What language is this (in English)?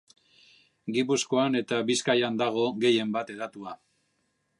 Basque